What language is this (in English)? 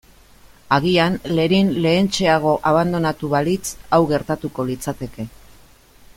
Basque